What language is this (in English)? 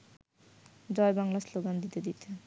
Bangla